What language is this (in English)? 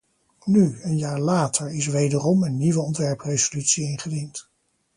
Dutch